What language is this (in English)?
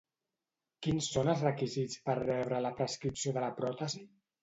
Catalan